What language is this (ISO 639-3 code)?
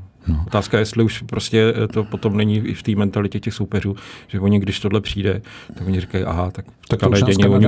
ces